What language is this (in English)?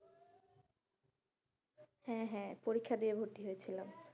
Bangla